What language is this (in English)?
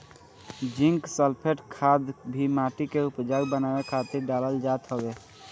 Bhojpuri